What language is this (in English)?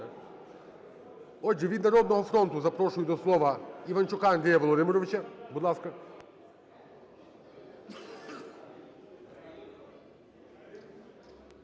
Ukrainian